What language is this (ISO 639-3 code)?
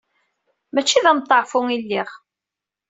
kab